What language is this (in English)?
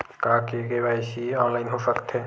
Chhattisgarhi